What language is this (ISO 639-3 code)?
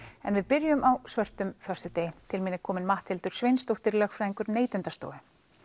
isl